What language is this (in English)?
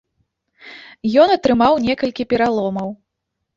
Belarusian